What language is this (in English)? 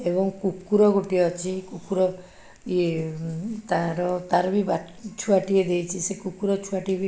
Odia